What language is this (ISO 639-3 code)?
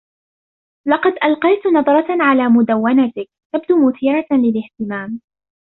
ara